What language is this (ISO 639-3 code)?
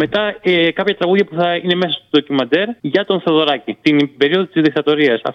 ell